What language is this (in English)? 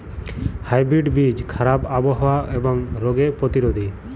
Bangla